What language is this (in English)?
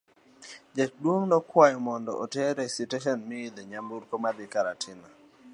Luo (Kenya and Tanzania)